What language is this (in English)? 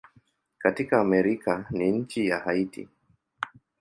Swahili